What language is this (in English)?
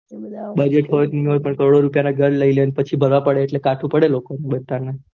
Gujarati